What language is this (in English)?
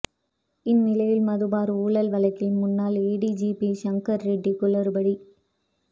Tamil